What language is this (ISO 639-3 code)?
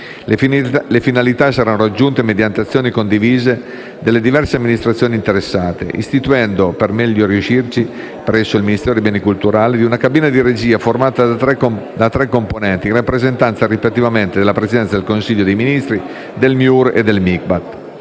ita